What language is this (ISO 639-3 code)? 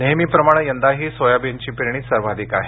mar